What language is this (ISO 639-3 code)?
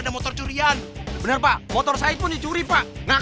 ind